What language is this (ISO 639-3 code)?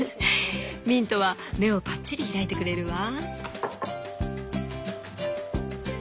jpn